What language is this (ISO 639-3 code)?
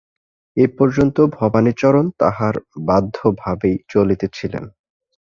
ben